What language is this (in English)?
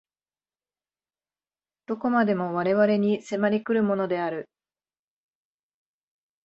Japanese